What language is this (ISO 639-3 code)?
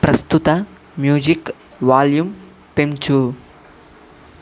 tel